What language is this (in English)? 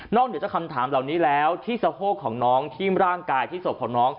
Thai